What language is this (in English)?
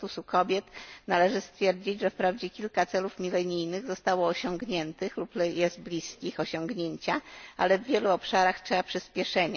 Polish